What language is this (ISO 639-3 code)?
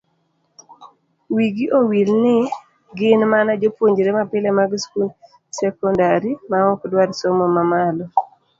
luo